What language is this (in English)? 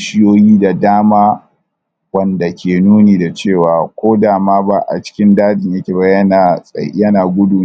Hausa